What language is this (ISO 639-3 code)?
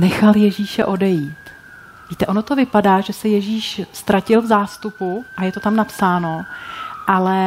ces